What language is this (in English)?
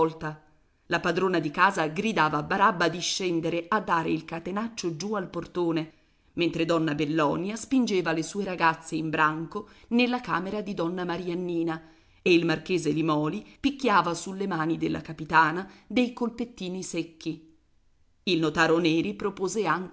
Italian